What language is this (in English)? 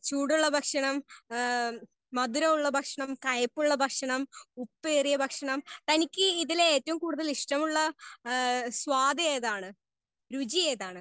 Malayalam